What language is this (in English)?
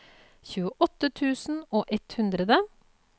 Norwegian